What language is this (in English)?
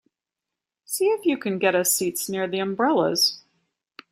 English